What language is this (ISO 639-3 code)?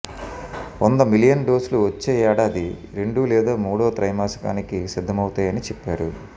tel